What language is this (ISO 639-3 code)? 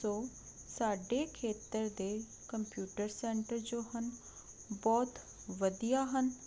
pan